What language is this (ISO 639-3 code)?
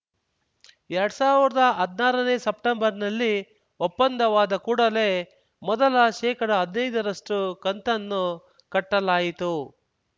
kan